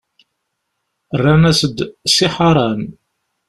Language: Kabyle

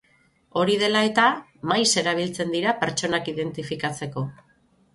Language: Basque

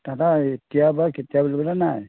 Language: Assamese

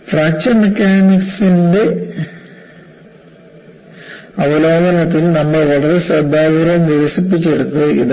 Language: Malayalam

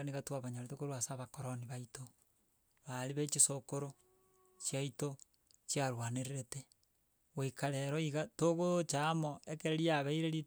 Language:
Gusii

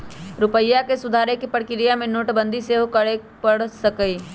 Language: Magahi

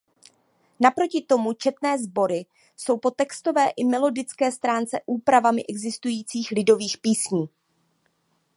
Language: Czech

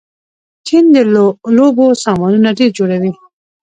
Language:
Pashto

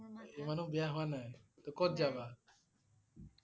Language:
Assamese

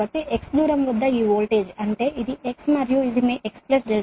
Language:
Telugu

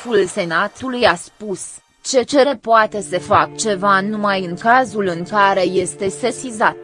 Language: Romanian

